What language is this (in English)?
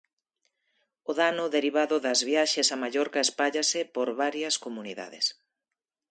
Galician